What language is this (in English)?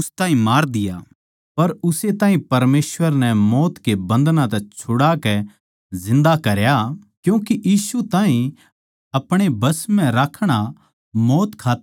Haryanvi